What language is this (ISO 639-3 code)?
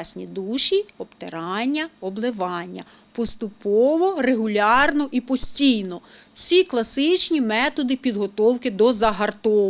ukr